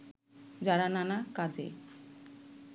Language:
Bangla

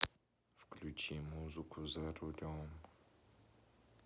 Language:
Russian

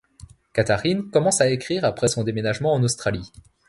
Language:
French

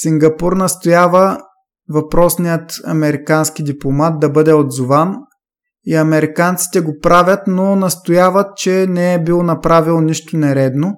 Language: Bulgarian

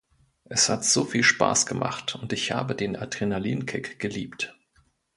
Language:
German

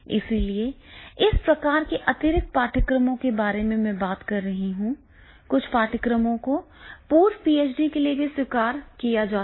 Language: Hindi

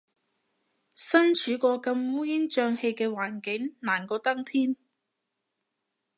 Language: Cantonese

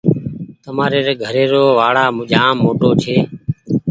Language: Goaria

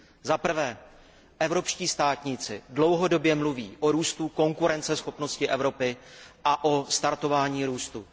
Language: Czech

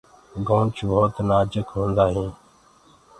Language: Gurgula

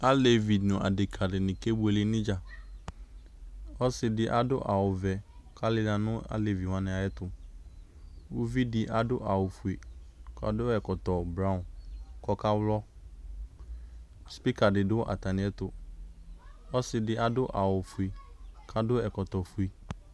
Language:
Ikposo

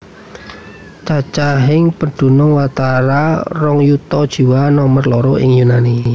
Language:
Javanese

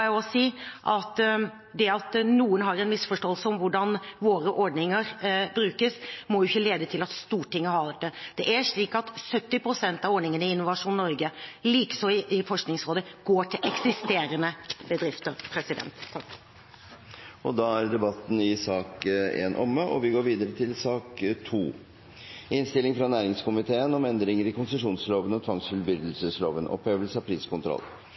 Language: Norwegian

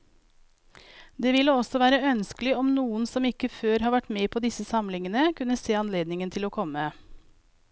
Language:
Norwegian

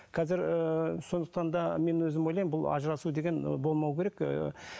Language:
Kazakh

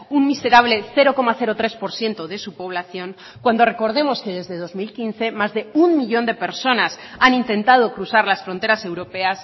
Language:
Spanish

